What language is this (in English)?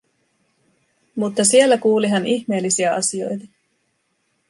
Finnish